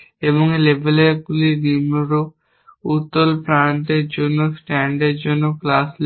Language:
Bangla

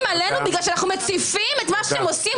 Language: Hebrew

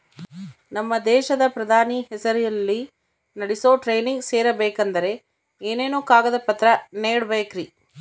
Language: Kannada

